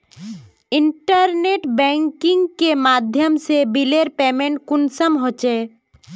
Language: Magahi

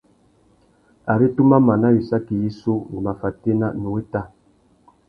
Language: Tuki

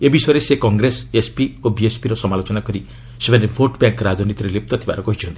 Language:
Odia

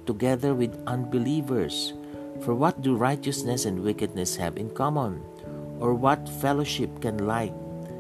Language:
Filipino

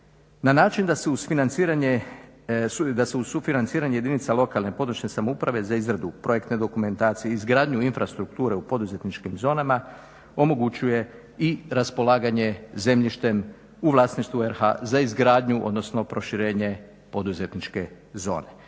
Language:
Croatian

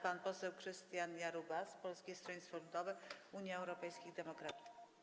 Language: Polish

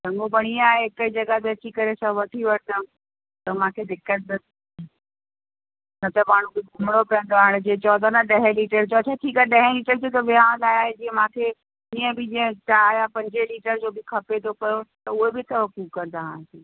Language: Sindhi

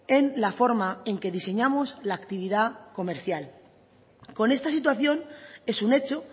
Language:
Spanish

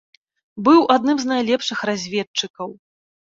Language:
Belarusian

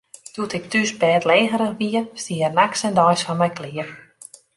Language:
Western Frisian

